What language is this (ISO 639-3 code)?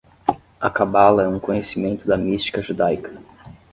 por